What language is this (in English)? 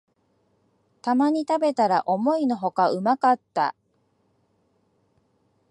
Japanese